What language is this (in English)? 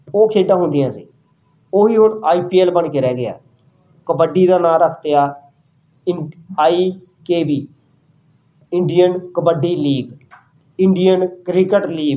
Punjabi